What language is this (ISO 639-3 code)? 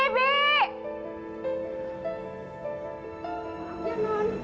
ind